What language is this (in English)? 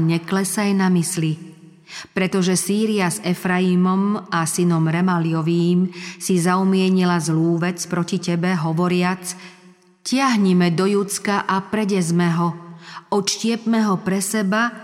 Slovak